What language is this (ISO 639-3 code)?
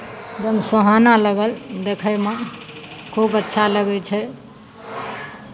mai